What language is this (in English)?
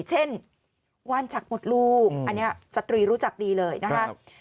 Thai